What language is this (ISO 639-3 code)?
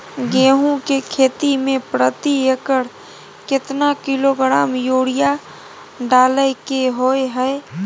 mai